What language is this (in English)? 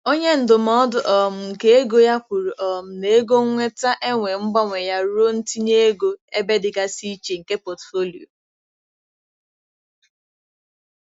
Igbo